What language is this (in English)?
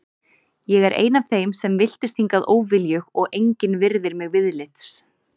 Icelandic